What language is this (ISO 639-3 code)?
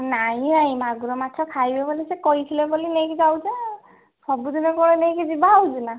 ori